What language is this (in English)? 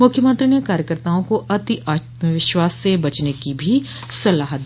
Hindi